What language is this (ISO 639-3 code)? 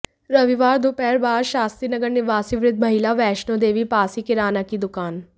hin